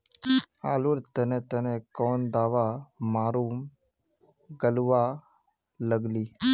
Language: Magahi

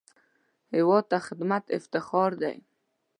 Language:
Pashto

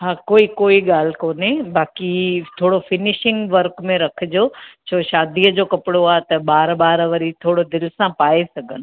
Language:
Sindhi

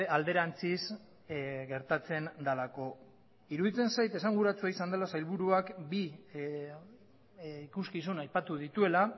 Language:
Basque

